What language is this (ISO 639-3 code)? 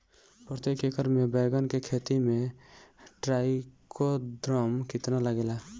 bho